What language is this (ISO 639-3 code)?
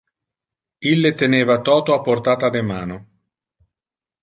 ina